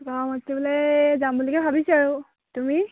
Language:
Assamese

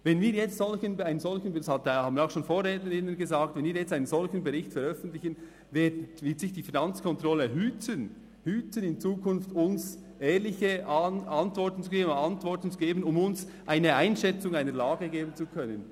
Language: Swiss German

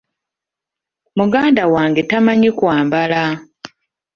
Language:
Ganda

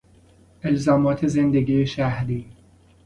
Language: Persian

